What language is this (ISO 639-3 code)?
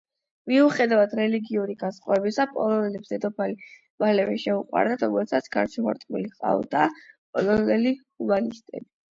kat